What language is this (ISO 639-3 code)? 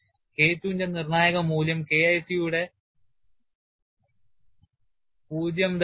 mal